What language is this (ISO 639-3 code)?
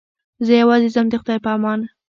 pus